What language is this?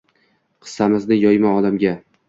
Uzbek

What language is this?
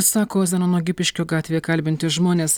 Lithuanian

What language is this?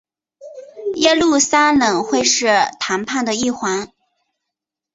Chinese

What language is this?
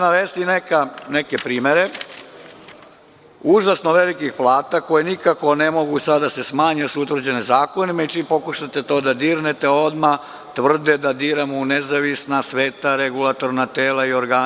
Serbian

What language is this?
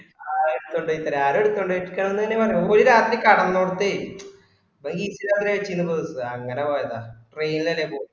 Malayalam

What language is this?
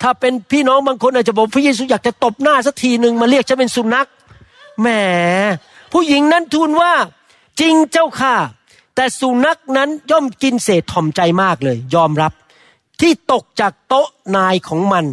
Thai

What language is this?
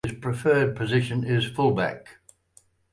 English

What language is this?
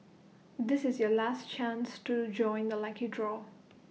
English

